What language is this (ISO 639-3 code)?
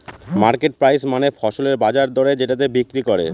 ben